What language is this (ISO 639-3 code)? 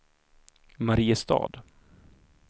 swe